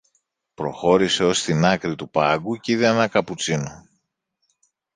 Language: Greek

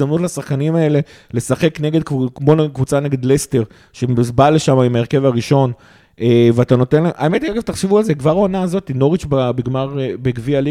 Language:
Hebrew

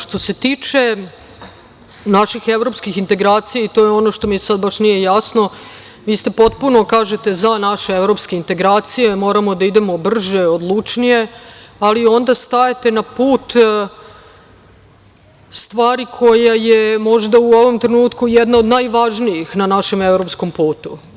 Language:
Serbian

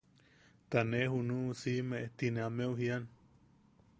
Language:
Yaqui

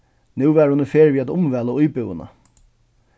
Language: Faroese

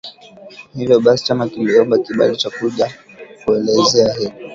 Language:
Swahili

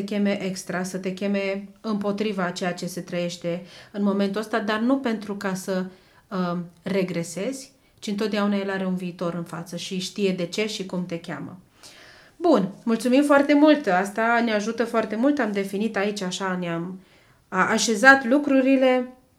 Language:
Romanian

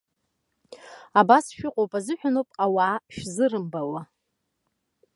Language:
Abkhazian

